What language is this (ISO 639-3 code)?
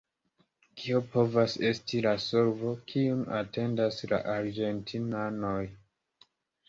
epo